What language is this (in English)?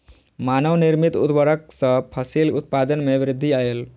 Maithili